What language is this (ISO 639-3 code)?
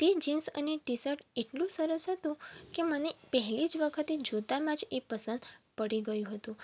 guj